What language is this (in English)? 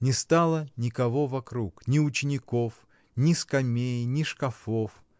Russian